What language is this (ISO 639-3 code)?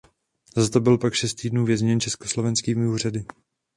ces